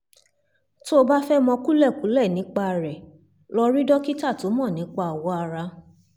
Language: Yoruba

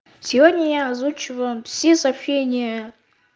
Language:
Russian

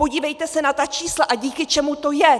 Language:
Czech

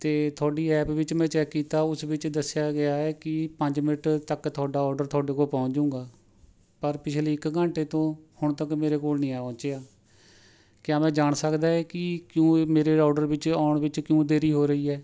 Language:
Punjabi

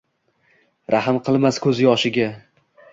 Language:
Uzbek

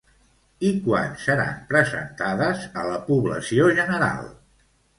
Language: Catalan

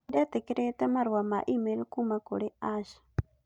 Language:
Kikuyu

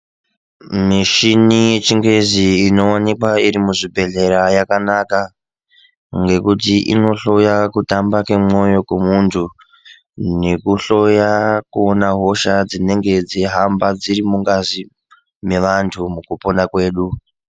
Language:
Ndau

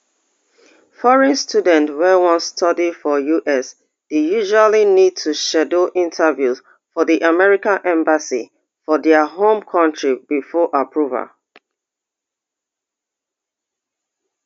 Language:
Nigerian Pidgin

